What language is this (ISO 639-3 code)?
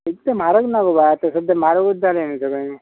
kok